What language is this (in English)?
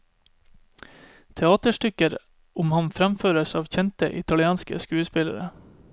Norwegian